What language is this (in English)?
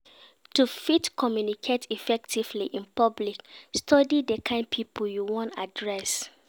Nigerian Pidgin